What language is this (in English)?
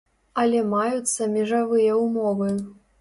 Belarusian